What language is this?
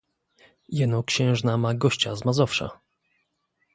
Polish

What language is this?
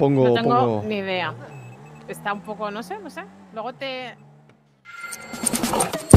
Spanish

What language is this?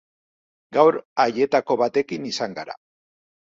Basque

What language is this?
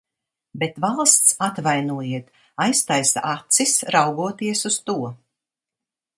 Latvian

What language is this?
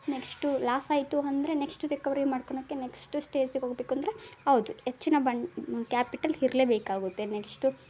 Kannada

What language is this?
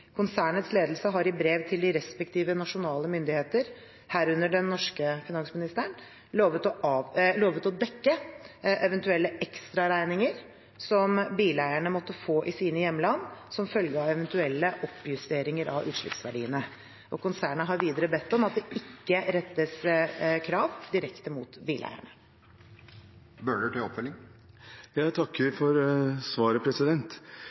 Norwegian Bokmål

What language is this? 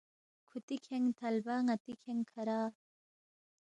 Balti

